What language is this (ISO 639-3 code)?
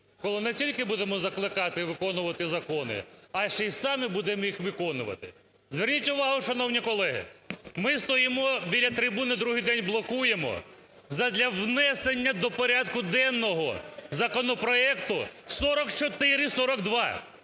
ukr